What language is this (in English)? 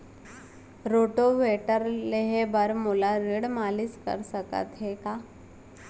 Chhattisgarhi